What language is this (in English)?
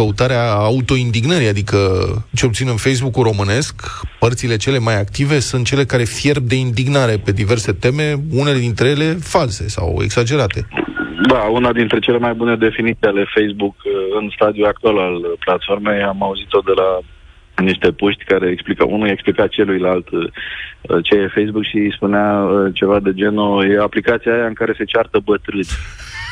Romanian